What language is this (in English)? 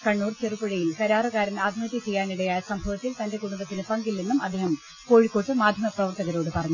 Malayalam